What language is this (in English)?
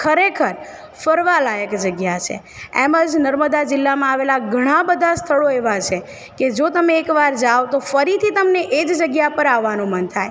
Gujarati